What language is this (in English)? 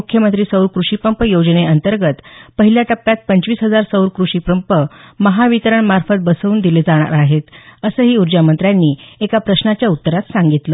Marathi